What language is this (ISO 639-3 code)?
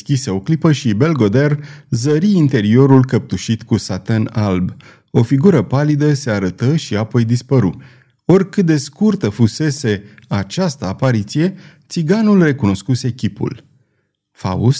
ron